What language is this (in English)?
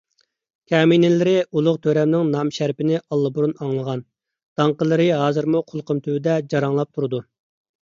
Uyghur